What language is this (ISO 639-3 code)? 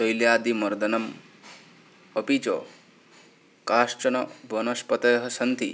san